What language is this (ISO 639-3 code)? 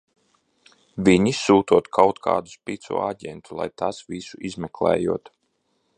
lav